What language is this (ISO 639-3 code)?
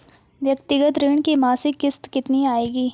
hin